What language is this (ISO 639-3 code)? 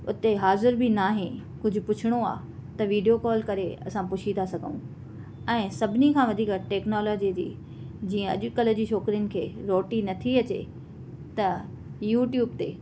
snd